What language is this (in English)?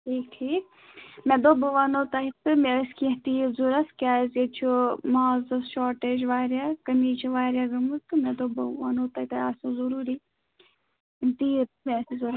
Kashmiri